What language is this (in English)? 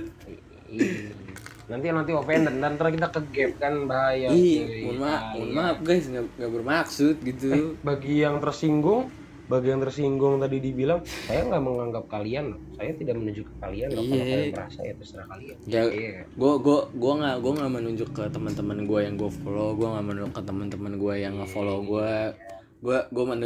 Indonesian